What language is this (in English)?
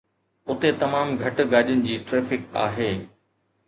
Sindhi